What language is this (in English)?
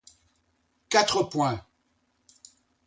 French